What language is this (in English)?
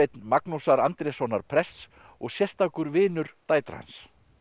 Icelandic